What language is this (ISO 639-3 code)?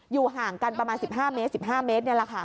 tha